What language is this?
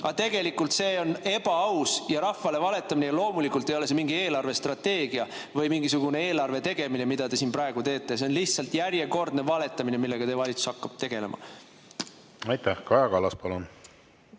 Estonian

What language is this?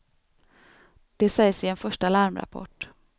Swedish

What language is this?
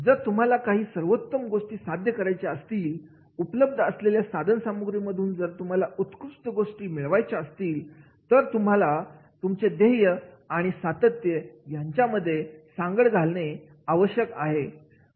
Marathi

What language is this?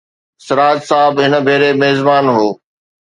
Sindhi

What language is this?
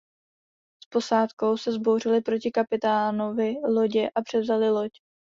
Czech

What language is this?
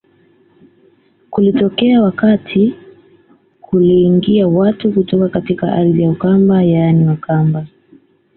Swahili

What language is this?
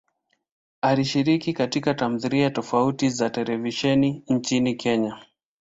Swahili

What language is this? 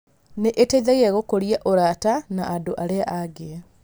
Kikuyu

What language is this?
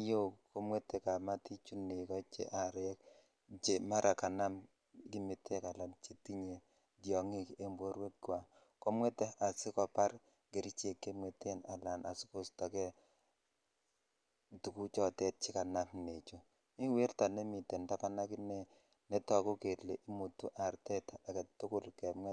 Kalenjin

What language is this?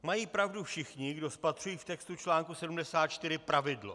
Czech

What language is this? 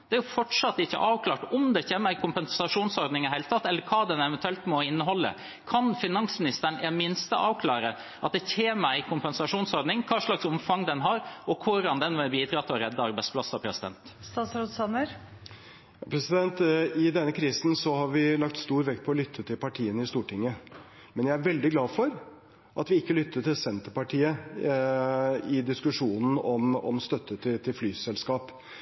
Norwegian Bokmål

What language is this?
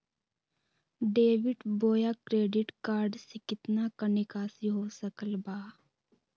Magahi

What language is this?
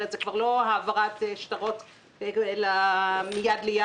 Hebrew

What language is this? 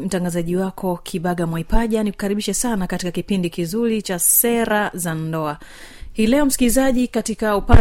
Swahili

